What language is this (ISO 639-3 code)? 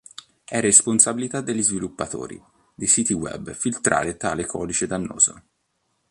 ita